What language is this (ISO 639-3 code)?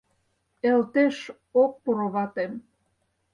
chm